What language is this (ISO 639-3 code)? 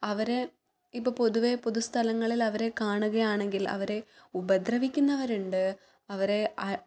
mal